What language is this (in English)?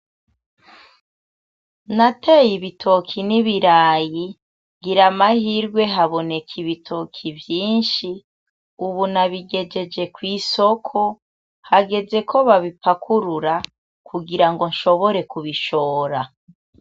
Rundi